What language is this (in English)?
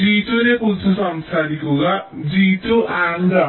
Malayalam